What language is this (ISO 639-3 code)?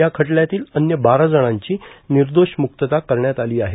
mar